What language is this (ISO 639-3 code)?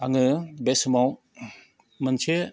brx